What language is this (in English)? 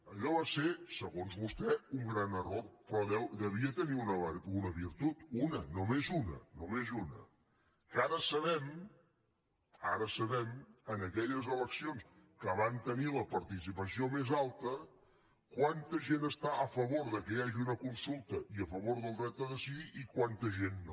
Catalan